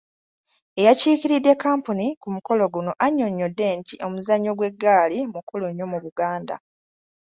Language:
Ganda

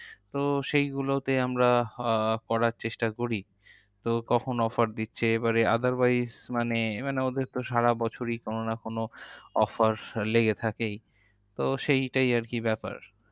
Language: Bangla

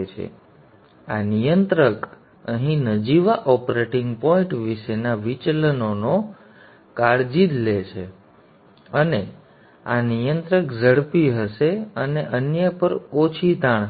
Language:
Gujarati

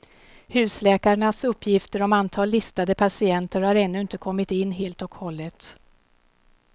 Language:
Swedish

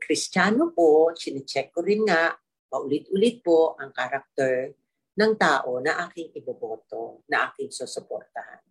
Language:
Filipino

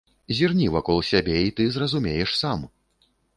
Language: Belarusian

